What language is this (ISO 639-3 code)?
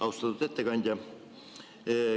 est